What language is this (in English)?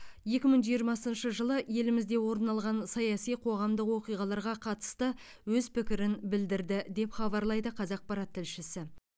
Kazakh